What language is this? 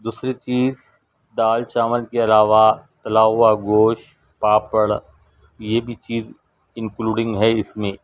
Urdu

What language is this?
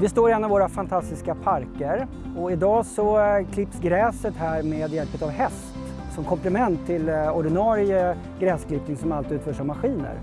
Swedish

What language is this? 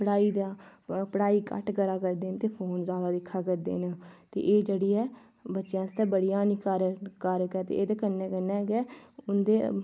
Dogri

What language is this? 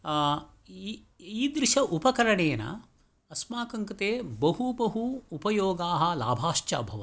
Sanskrit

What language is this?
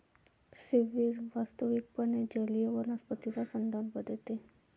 Marathi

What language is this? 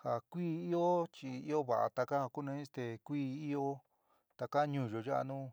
San Miguel El Grande Mixtec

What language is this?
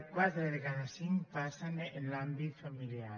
Catalan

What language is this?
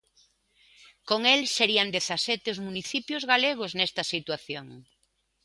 Galician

